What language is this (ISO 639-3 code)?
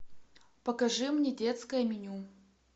rus